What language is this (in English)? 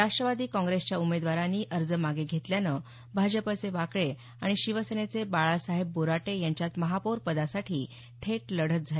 Marathi